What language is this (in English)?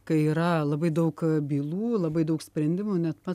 Lithuanian